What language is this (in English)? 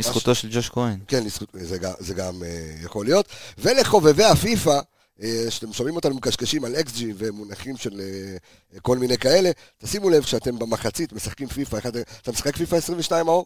Hebrew